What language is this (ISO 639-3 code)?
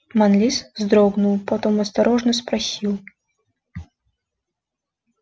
rus